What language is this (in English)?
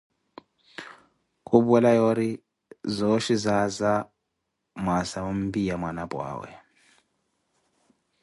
Koti